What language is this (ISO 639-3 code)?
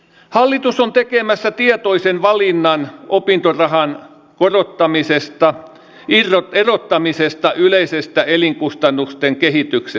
fin